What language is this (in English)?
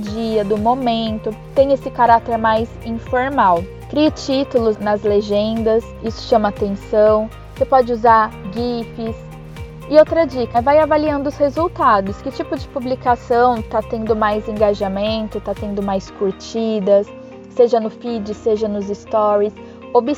Portuguese